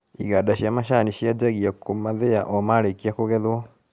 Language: Kikuyu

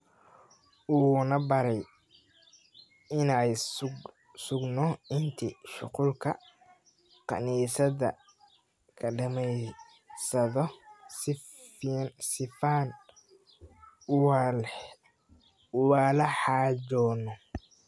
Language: Somali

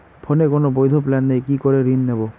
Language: Bangla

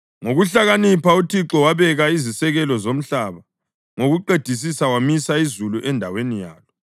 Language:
North Ndebele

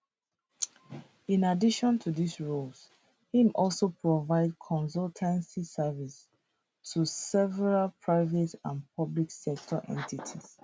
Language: Nigerian Pidgin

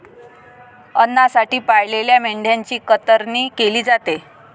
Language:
Marathi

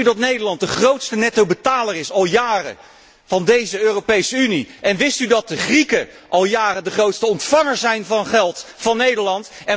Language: Dutch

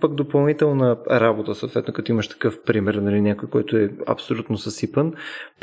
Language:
Bulgarian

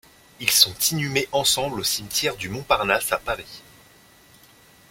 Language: French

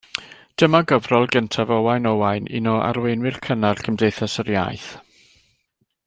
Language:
Welsh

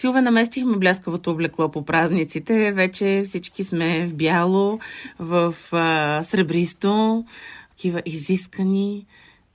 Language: Bulgarian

